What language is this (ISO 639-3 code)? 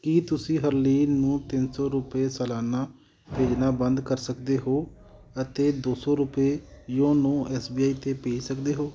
pan